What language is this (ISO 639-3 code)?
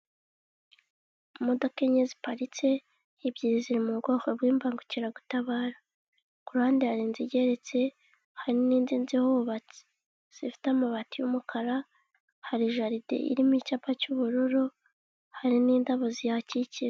kin